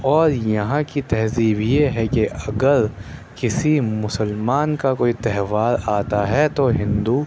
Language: Urdu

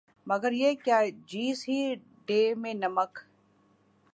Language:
Urdu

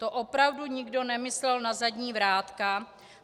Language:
Czech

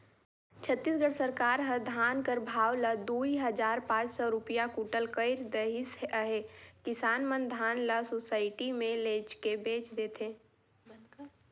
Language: Chhattisgarhi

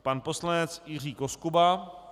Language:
Czech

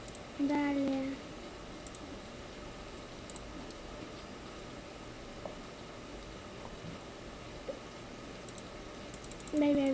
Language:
Russian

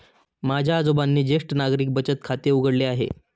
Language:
Marathi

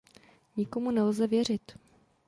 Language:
Czech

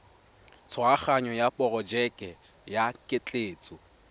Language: Tswana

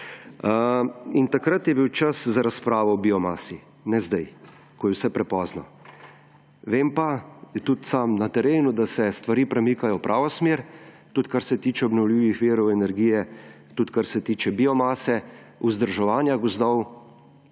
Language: Slovenian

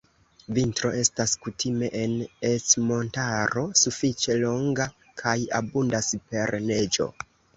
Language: Esperanto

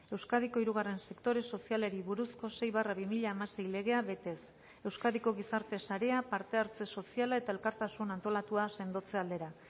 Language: Basque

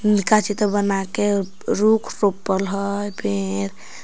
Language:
Magahi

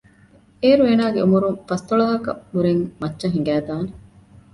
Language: Divehi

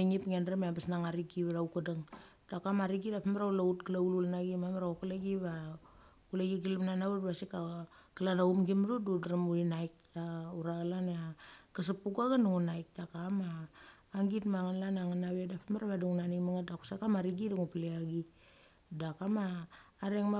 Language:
Mali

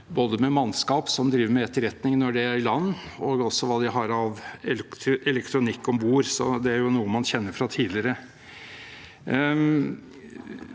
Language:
Norwegian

